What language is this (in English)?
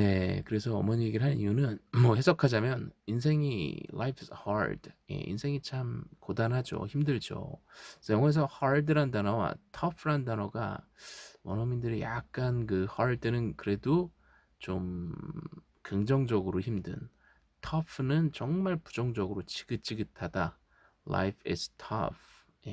Korean